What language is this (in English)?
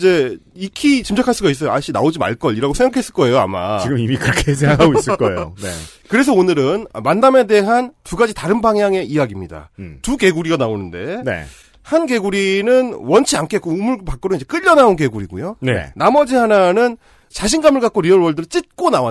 Korean